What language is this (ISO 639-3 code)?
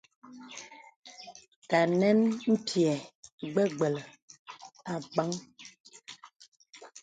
beb